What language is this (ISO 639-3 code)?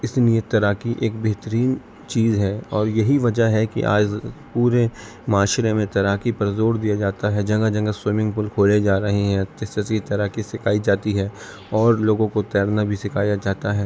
urd